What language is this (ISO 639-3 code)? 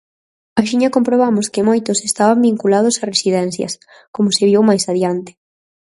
glg